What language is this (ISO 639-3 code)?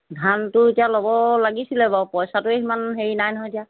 asm